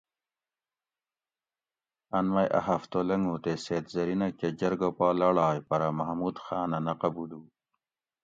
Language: Gawri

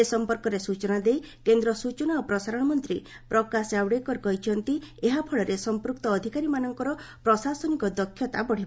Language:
Odia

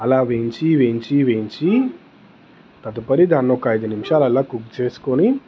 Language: Telugu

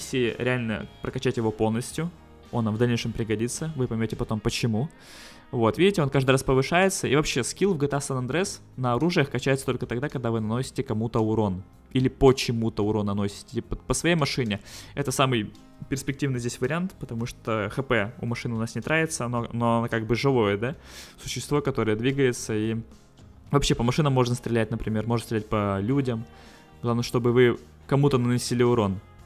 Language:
Russian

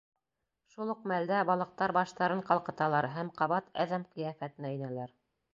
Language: Bashkir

